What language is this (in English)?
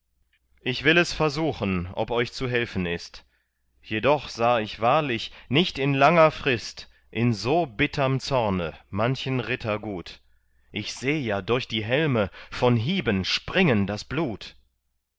German